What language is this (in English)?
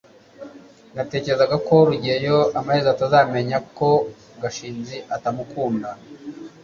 Kinyarwanda